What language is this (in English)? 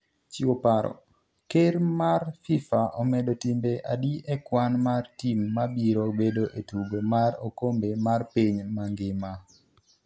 Luo (Kenya and Tanzania)